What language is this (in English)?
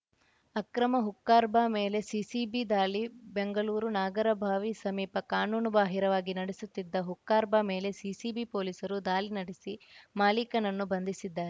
Kannada